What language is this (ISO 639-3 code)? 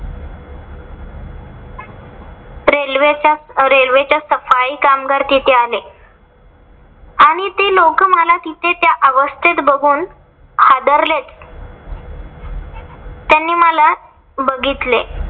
mar